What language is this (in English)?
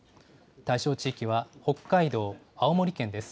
Japanese